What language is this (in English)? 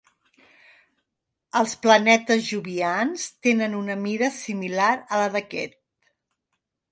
Catalan